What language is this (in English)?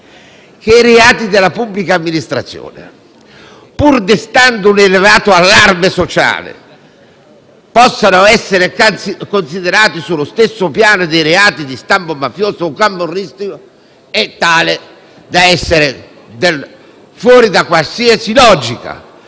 Italian